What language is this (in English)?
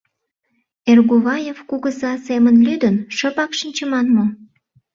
Mari